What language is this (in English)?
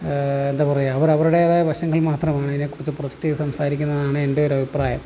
Malayalam